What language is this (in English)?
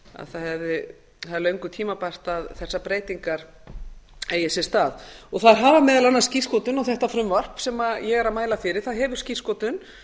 Icelandic